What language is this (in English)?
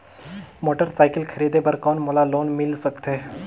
Chhattisgarhi